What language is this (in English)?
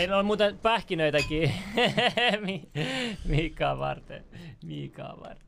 Finnish